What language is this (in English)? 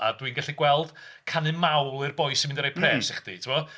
Welsh